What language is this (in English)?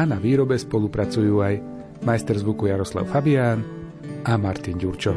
Slovak